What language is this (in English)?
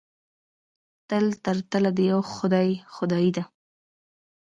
Pashto